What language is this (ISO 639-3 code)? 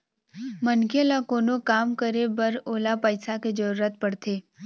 hne